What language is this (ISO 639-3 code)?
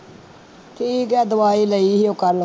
pan